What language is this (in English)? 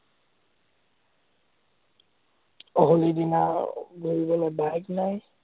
Assamese